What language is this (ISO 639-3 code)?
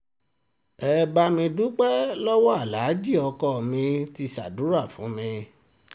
yor